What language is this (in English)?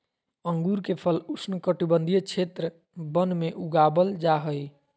Magahi